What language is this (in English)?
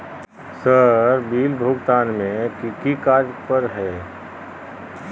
Magahi